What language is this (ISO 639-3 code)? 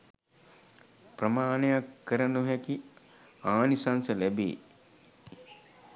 sin